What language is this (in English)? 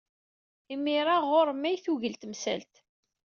Kabyle